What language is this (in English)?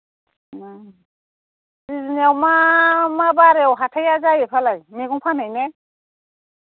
Bodo